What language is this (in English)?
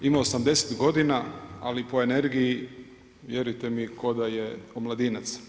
Croatian